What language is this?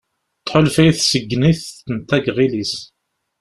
Kabyle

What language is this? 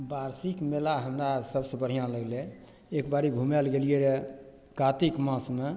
Maithili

